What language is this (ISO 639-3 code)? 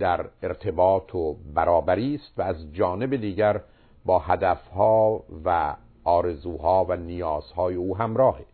fas